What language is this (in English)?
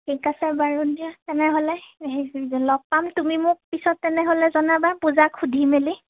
Assamese